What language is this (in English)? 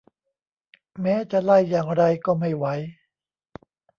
Thai